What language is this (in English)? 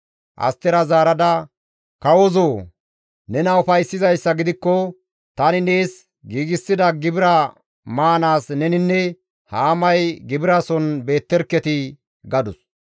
Gamo